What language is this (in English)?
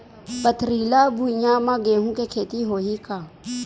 Chhattisgarhi